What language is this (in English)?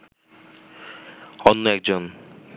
Bangla